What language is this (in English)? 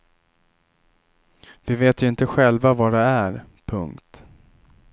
Swedish